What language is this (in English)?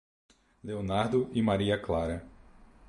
Portuguese